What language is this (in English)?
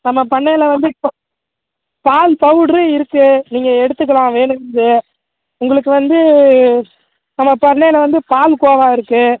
Tamil